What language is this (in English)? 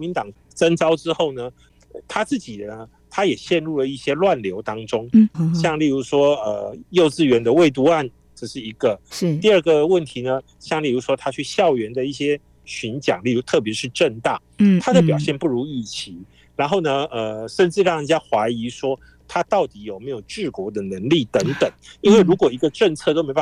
Chinese